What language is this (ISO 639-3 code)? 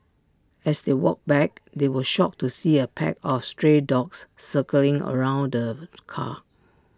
eng